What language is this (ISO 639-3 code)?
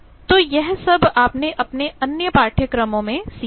hin